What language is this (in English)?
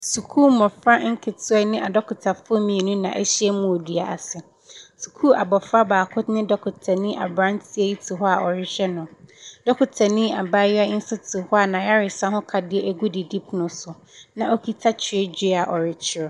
Akan